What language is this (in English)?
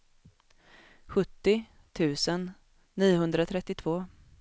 Swedish